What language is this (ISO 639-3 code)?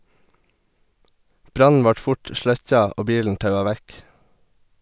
nor